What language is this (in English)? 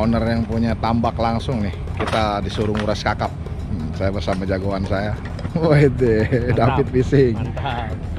Indonesian